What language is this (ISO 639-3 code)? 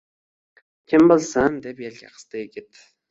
uzb